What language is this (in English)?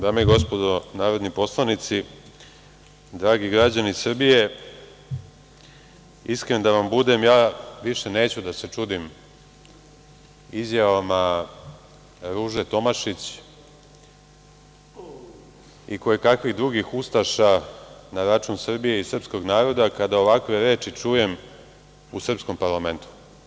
Serbian